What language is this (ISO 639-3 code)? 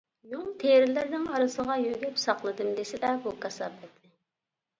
uig